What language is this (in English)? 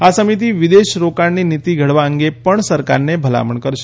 Gujarati